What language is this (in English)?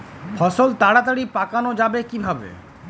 Bangla